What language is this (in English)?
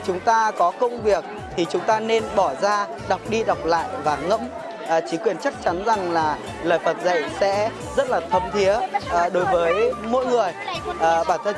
Vietnamese